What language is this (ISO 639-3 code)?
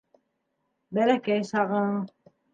bak